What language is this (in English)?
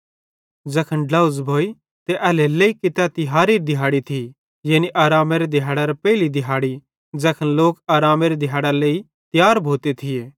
Bhadrawahi